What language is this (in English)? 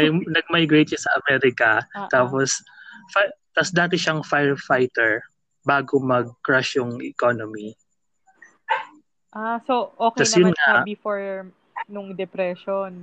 Filipino